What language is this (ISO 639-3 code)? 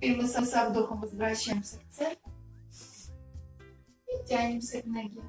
rus